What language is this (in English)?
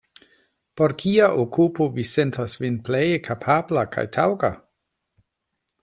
Esperanto